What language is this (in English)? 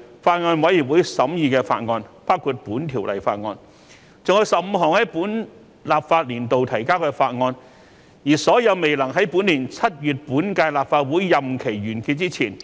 Cantonese